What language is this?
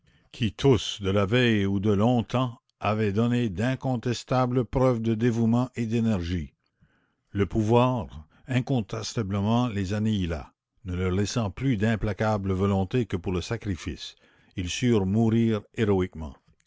French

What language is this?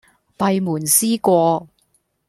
Cantonese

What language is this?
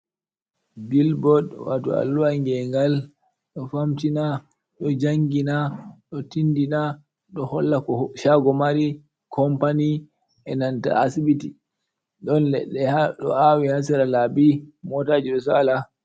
Fula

